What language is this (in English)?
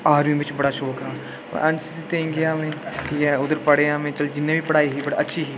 Dogri